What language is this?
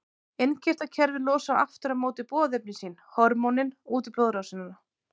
Icelandic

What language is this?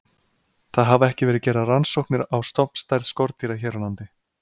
Icelandic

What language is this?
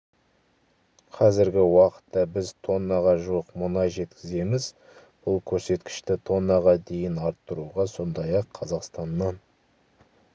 Kazakh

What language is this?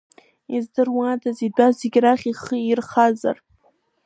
Abkhazian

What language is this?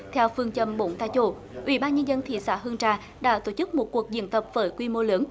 Vietnamese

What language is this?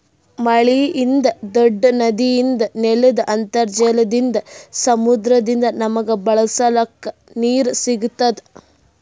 Kannada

